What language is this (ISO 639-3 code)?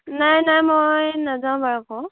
asm